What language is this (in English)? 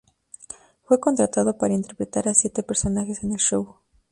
Spanish